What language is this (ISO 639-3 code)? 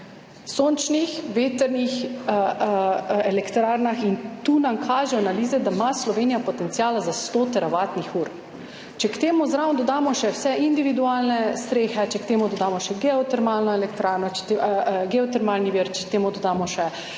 slv